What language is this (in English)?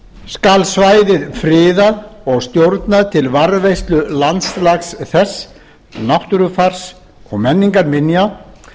Icelandic